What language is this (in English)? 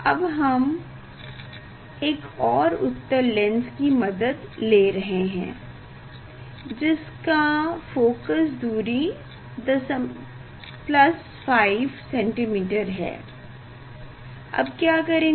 Hindi